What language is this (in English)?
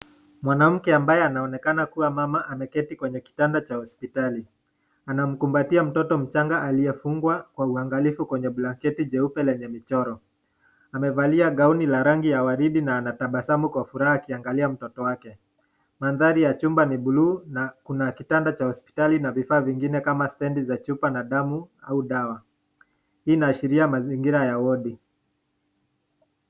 Swahili